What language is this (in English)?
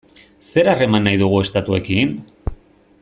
Basque